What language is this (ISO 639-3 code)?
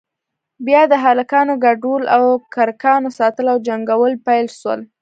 pus